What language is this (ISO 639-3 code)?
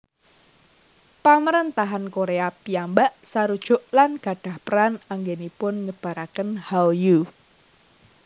jav